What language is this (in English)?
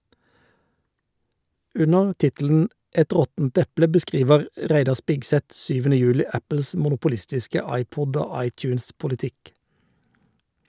Norwegian